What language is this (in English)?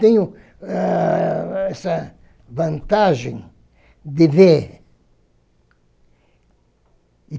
Portuguese